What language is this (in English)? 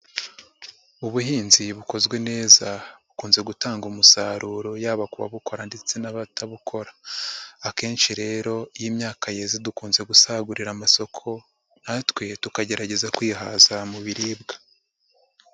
Kinyarwanda